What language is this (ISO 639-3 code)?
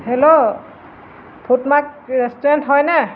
asm